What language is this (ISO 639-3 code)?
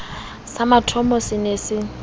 sot